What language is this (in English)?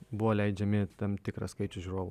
Lithuanian